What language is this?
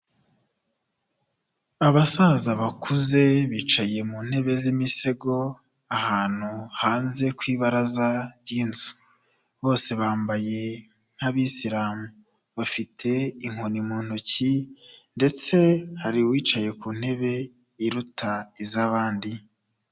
Kinyarwanda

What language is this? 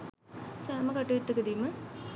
Sinhala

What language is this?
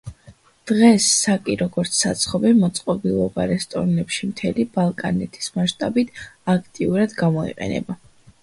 Georgian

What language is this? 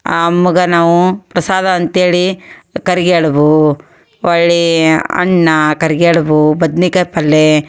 Kannada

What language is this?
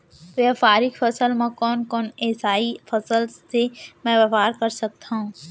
Chhattisgarhi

